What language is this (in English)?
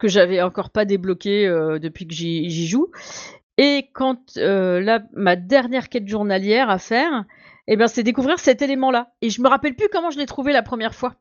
French